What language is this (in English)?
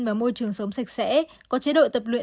Vietnamese